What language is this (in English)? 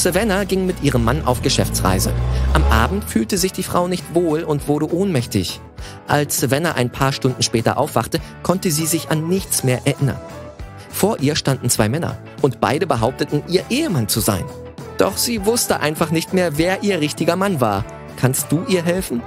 German